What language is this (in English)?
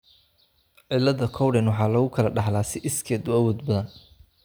Somali